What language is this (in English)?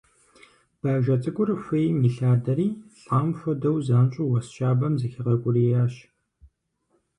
Kabardian